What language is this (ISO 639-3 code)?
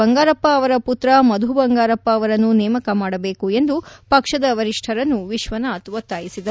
kan